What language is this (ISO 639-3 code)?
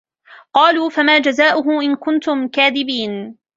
ara